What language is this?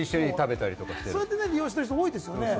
Japanese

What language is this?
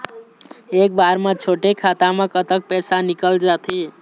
Chhattisgarhi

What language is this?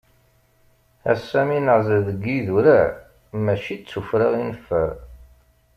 Kabyle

